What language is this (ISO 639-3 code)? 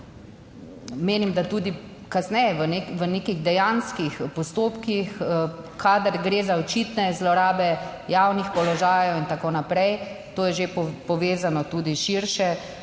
slv